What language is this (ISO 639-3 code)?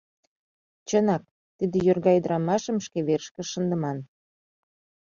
chm